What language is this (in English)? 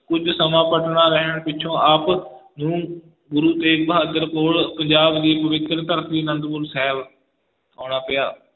Punjabi